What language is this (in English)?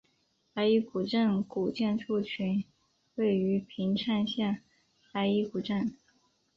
Chinese